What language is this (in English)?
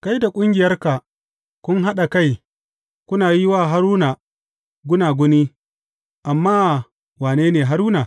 Hausa